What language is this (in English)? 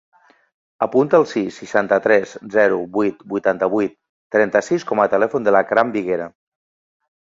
Catalan